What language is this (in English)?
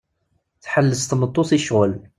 Kabyle